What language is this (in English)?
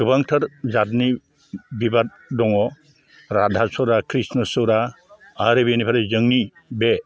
Bodo